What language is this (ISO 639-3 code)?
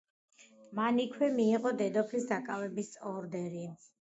kat